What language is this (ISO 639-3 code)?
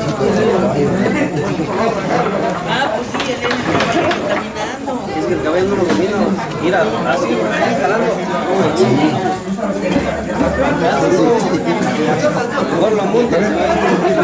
spa